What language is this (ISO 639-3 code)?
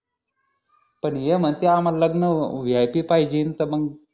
mar